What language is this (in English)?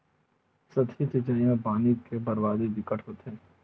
Chhattisgarhi